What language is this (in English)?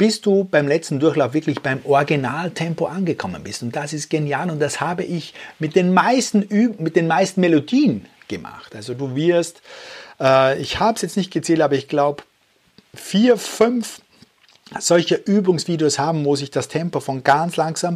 German